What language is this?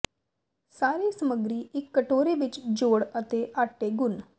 Punjabi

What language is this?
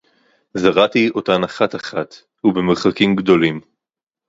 Hebrew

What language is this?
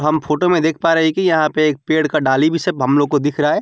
Hindi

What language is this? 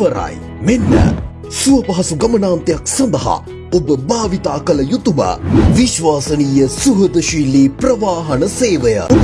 Sinhala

